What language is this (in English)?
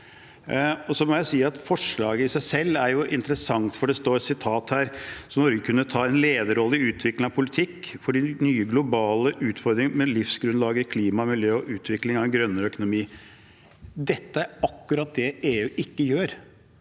Norwegian